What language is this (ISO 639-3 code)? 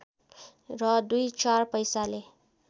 nep